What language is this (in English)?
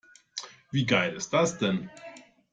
German